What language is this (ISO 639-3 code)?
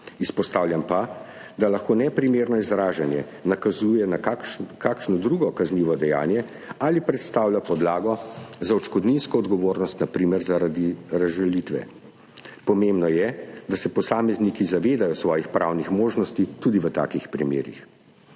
slv